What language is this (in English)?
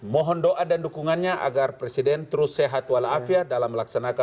Indonesian